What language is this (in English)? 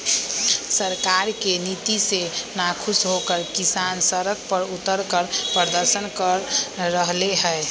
Magahi